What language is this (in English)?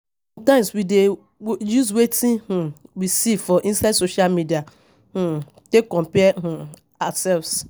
Nigerian Pidgin